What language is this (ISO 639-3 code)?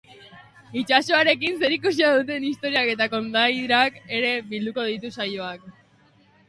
eus